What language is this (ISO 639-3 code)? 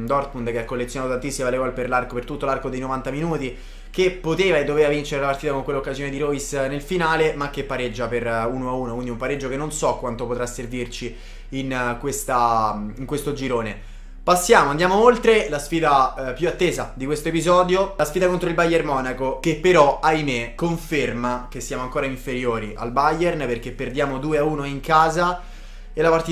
ita